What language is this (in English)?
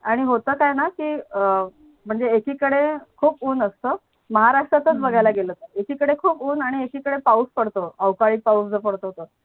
Marathi